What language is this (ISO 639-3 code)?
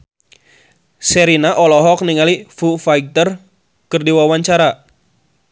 sun